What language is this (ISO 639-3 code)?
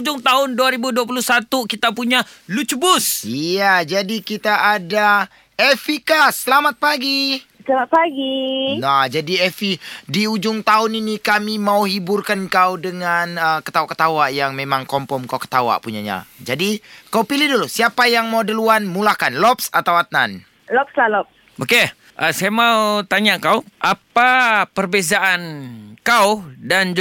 msa